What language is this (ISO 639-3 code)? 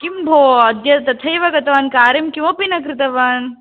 san